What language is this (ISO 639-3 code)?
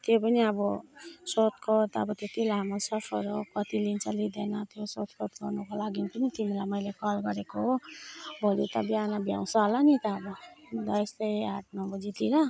nep